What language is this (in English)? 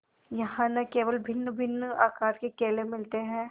Hindi